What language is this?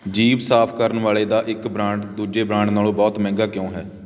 Punjabi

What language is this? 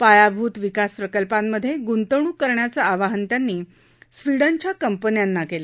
Marathi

